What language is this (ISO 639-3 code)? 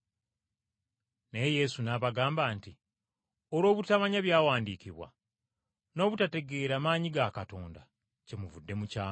lug